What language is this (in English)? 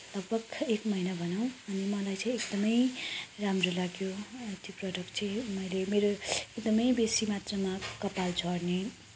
Nepali